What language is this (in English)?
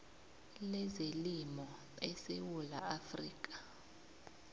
South Ndebele